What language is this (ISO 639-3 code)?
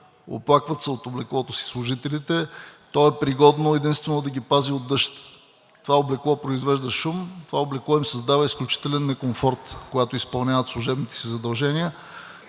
bul